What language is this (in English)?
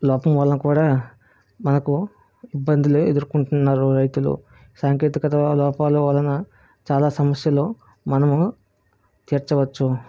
Telugu